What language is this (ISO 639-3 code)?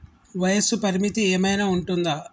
tel